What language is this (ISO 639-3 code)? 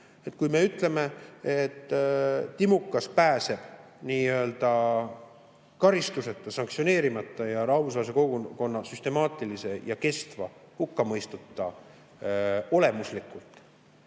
est